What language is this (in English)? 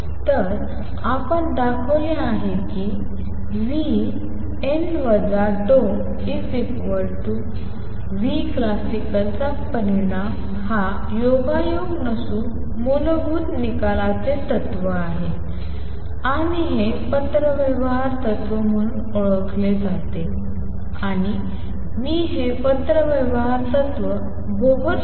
Marathi